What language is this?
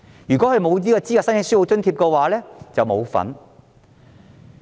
Cantonese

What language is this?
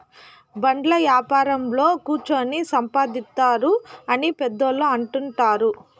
Telugu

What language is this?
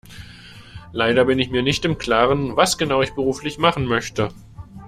German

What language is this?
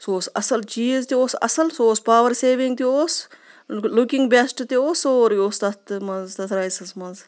Kashmiri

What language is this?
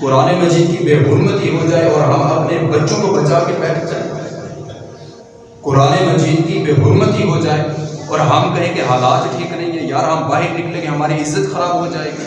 Urdu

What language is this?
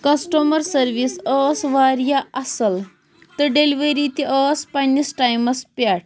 Kashmiri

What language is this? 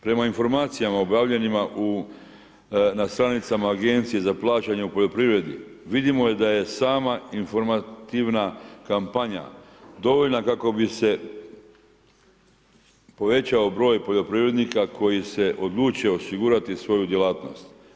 Croatian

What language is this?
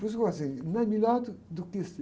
Portuguese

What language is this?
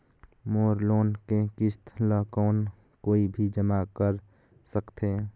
Chhattisgarhi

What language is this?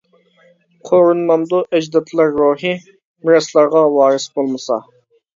Uyghur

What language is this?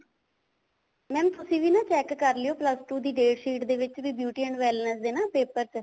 Punjabi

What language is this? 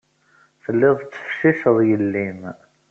Kabyle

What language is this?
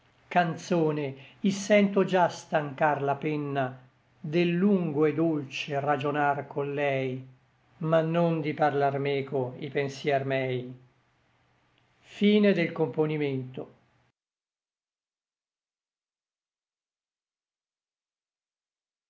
Italian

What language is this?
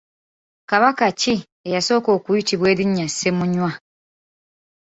Ganda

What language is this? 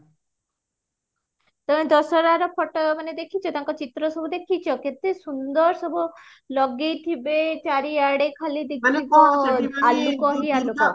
Odia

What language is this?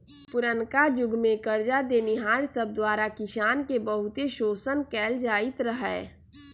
Magahi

